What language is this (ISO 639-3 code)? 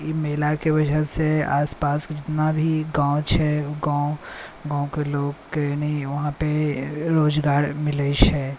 mai